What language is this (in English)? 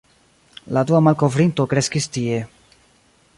Esperanto